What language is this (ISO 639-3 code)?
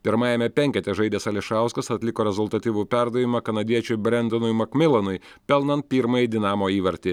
lit